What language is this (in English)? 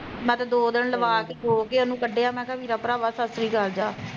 Punjabi